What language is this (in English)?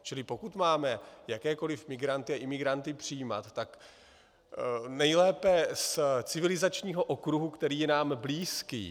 Czech